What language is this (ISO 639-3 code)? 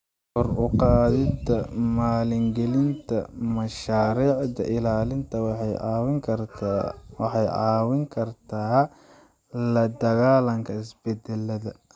som